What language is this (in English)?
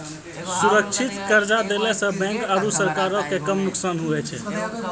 Maithili